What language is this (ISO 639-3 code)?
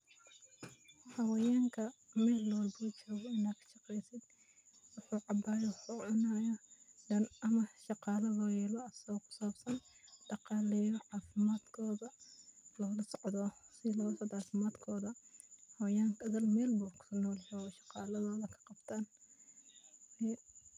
som